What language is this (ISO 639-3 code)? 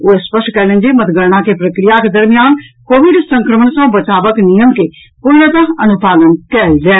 mai